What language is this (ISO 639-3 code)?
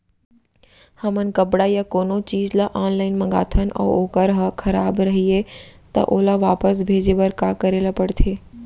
hne